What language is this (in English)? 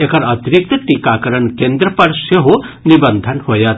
Maithili